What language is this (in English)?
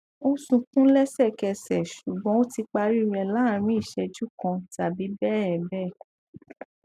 Yoruba